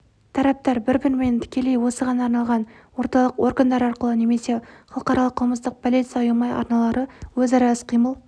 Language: Kazakh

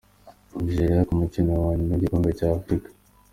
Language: Kinyarwanda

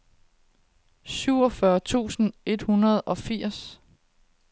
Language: Danish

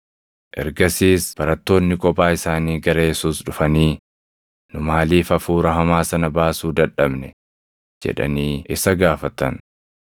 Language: Oromo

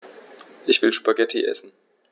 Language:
German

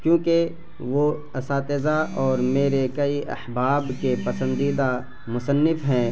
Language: Urdu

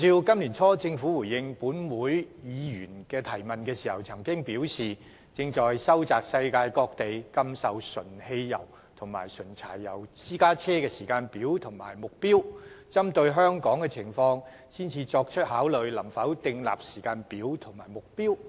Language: Cantonese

